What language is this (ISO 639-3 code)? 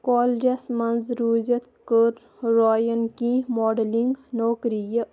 kas